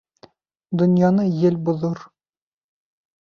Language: Bashkir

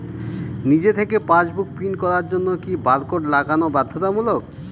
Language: Bangla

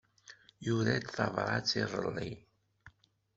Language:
Kabyle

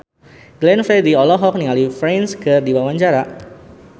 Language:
Sundanese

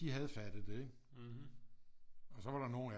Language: Danish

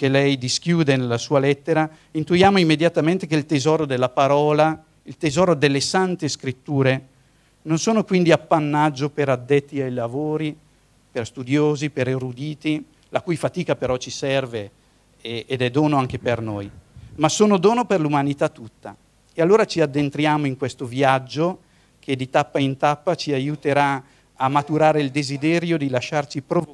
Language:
Italian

